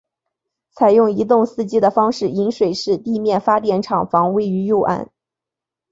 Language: Chinese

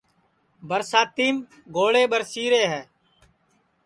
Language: Sansi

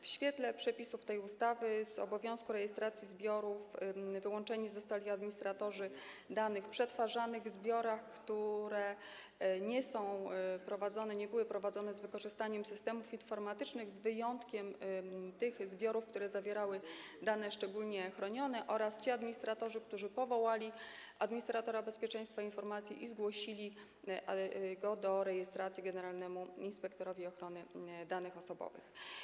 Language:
Polish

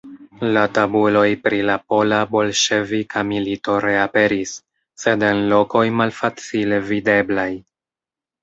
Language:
Esperanto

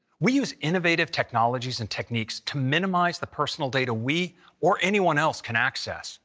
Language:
English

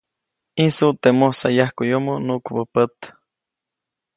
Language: Copainalá Zoque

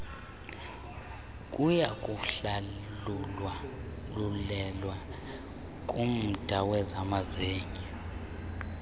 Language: Xhosa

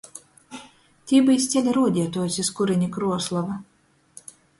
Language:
Latgalian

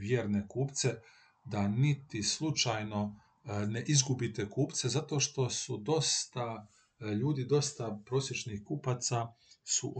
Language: Croatian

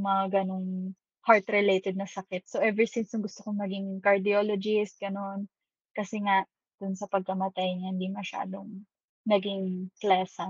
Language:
Filipino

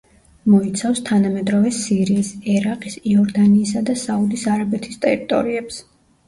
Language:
Georgian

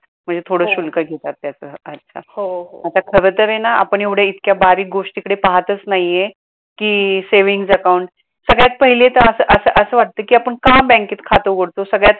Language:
Marathi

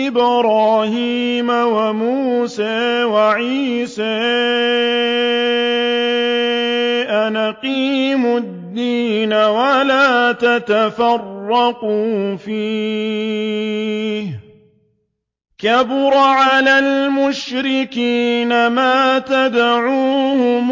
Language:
Arabic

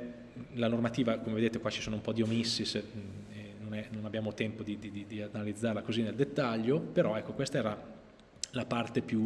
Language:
Italian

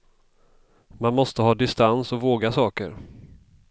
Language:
Swedish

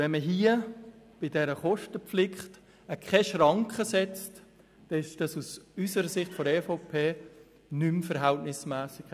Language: Swiss German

